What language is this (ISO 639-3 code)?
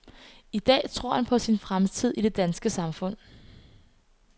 dan